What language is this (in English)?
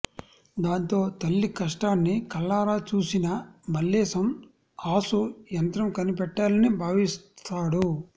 Telugu